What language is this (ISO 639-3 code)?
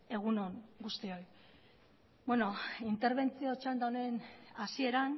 eus